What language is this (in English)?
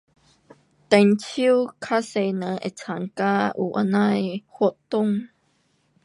Pu-Xian Chinese